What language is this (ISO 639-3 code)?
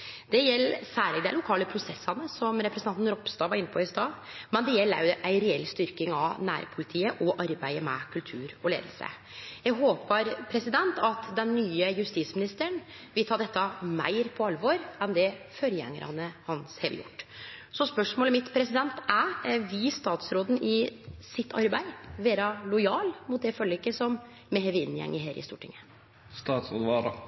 nno